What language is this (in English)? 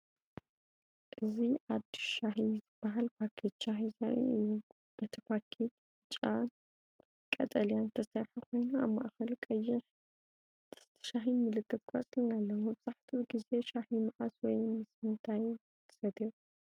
Tigrinya